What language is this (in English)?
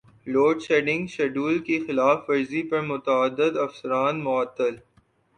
Urdu